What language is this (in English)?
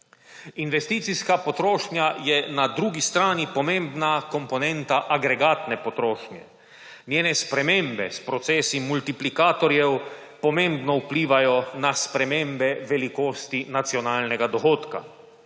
Slovenian